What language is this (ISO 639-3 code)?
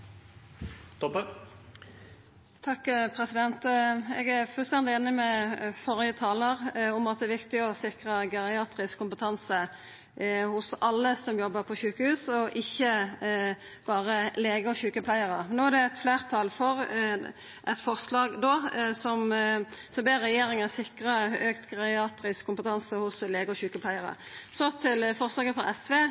nor